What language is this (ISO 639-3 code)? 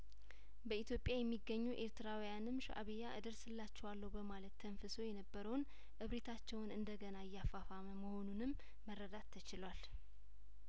amh